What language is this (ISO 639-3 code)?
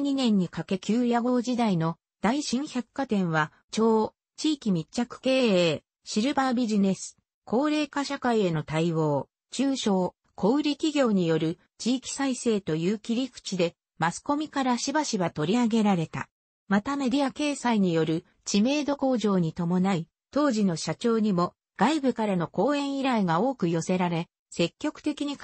jpn